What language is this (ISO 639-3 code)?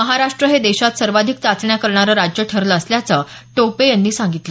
mar